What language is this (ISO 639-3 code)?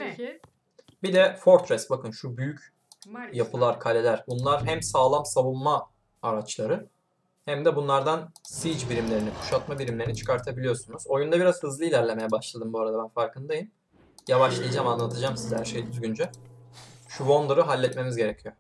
tur